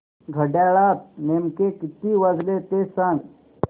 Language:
Marathi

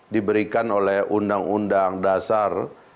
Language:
Indonesian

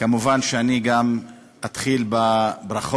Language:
Hebrew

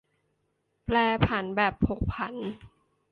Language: Thai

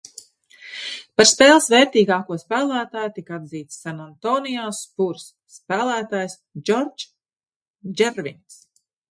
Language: Latvian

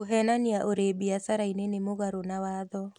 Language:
Kikuyu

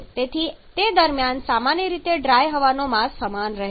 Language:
Gujarati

